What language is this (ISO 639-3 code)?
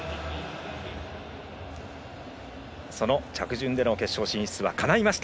jpn